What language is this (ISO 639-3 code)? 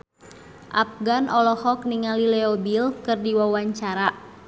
sun